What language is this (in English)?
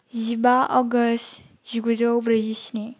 Bodo